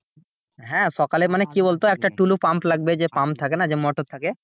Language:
Bangla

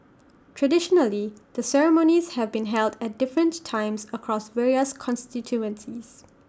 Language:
English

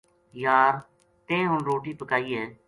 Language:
Gujari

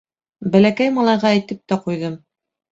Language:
Bashkir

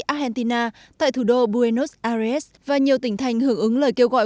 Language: Vietnamese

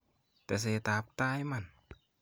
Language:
Kalenjin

